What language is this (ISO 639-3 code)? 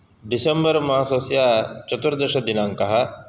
san